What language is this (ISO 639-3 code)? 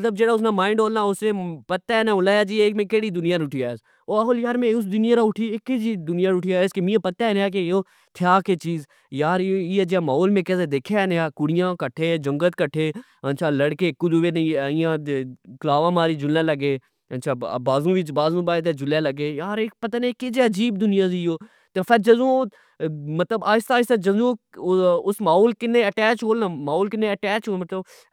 phr